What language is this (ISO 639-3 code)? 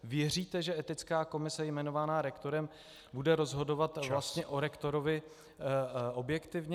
ces